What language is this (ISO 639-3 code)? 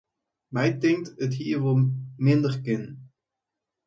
fry